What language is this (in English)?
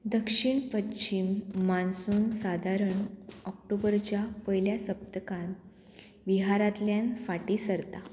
Konkani